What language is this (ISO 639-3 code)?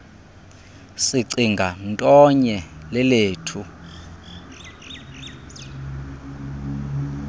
xho